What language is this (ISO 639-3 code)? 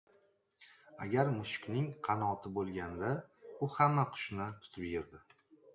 uzb